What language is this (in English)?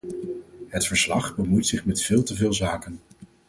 Dutch